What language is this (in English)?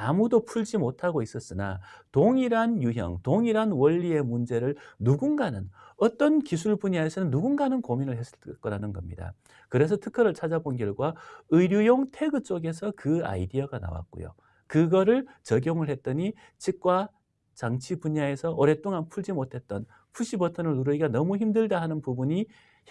Korean